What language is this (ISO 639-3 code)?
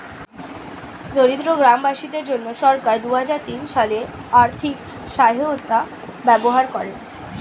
ben